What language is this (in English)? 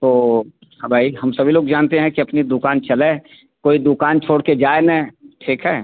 Hindi